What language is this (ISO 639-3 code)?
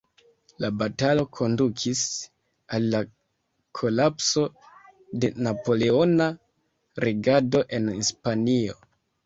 epo